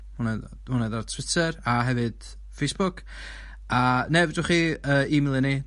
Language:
Welsh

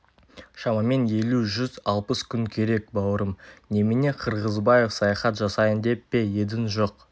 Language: Kazakh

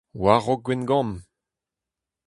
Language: Breton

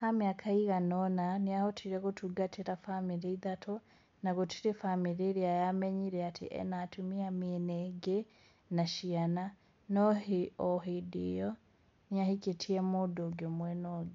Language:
Kikuyu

